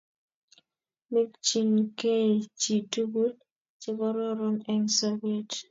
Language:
Kalenjin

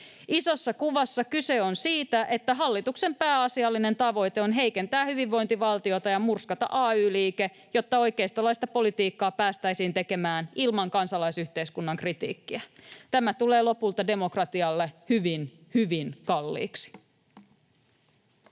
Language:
Finnish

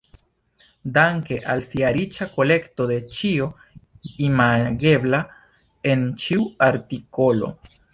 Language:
Esperanto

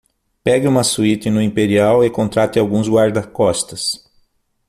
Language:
Portuguese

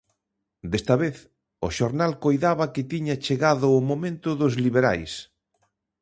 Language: Galician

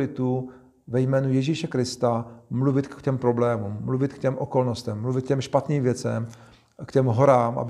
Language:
Czech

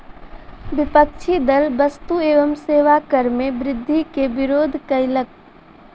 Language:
Maithili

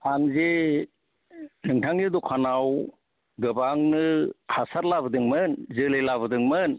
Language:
Bodo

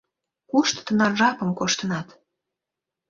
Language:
Mari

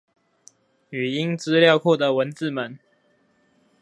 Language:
Chinese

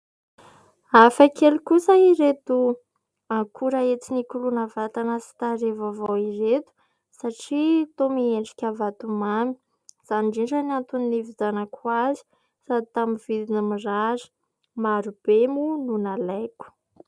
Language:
Malagasy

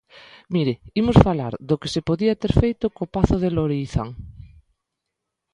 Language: Galician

